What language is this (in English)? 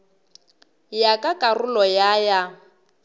Northern Sotho